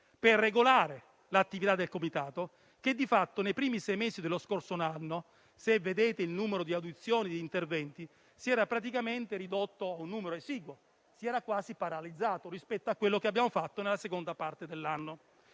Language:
Italian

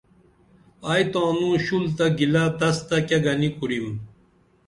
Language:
Dameli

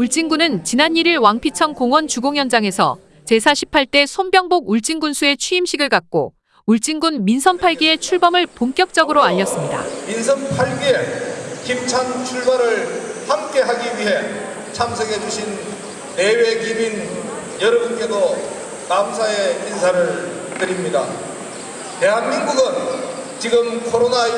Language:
Korean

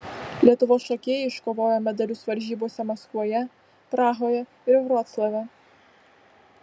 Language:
Lithuanian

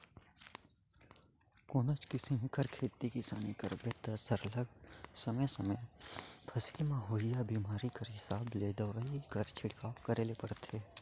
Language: Chhattisgarhi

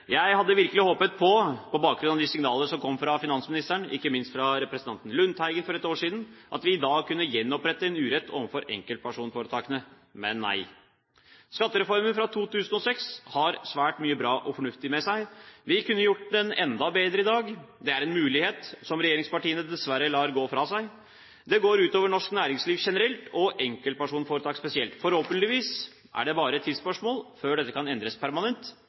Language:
Norwegian Bokmål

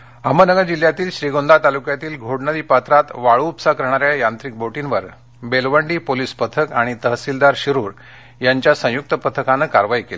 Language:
Marathi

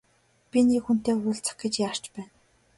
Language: Mongolian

